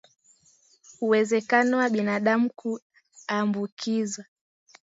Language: Swahili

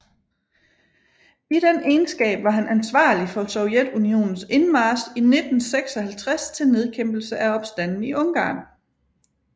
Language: Danish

